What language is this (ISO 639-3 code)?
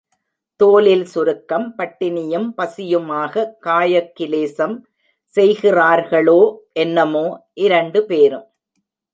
tam